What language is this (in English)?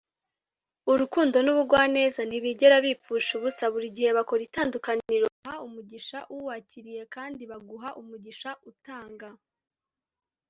Kinyarwanda